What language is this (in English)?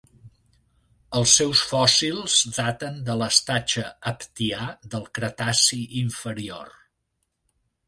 Catalan